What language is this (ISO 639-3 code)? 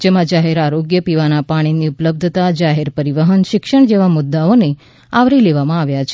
guj